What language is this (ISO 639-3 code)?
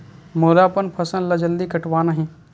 hne